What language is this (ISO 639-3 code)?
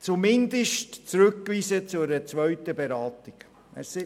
gsw